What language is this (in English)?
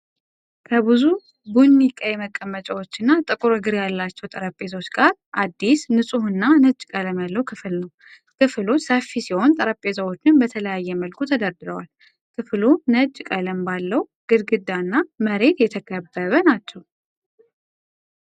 Amharic